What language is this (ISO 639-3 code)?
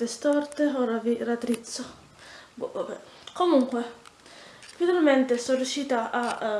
ita